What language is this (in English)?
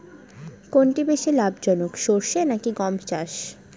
Bangla